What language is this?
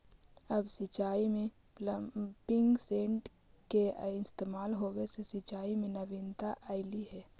Magahi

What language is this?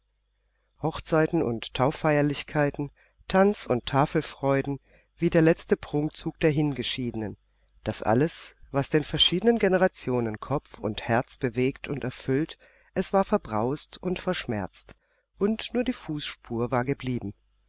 German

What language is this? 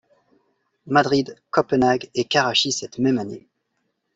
French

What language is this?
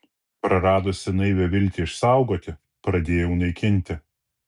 Lithuanian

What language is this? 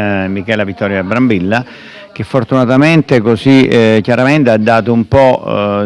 Italian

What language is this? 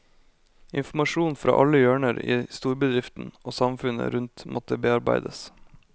Norwegian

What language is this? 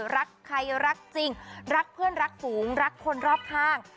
Thai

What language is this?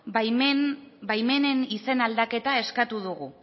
Basque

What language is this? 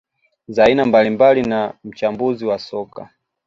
Swahili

